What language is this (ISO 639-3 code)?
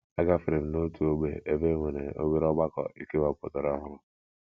ibo